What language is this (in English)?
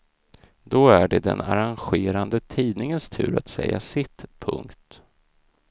Swedish